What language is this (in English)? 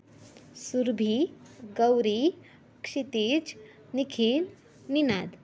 Marathi